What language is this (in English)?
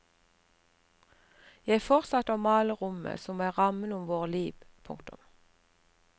Norwegian